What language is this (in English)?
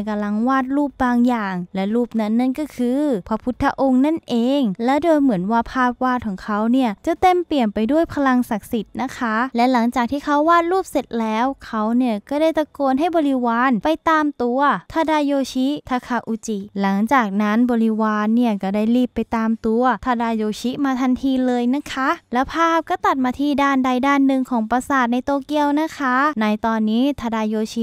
Thai